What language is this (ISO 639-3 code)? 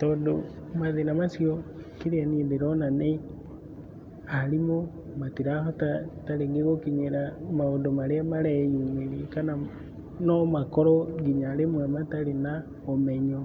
kik